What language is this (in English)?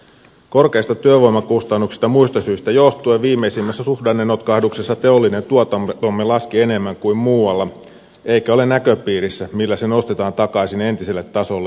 Finnish